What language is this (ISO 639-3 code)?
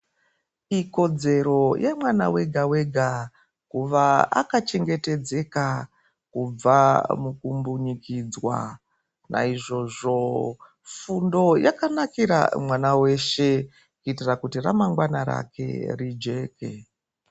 ndc